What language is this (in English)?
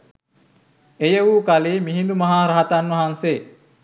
Sinhala